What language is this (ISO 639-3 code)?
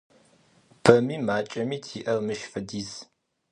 ady